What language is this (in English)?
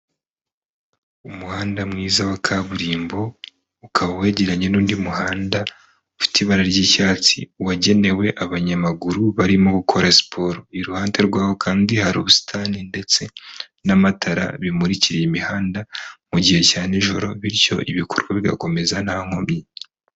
Kinyarwanda